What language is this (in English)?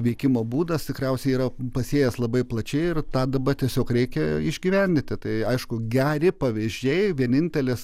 Lithuanian